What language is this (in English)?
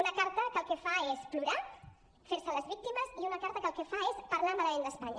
Catalan